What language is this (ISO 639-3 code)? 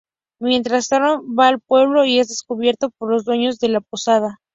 spa